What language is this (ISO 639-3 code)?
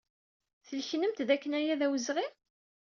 kab